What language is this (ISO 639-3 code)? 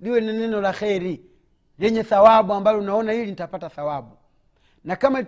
swa